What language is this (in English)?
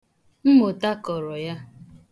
Igbo